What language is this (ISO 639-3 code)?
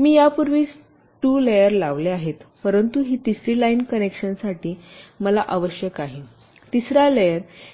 mar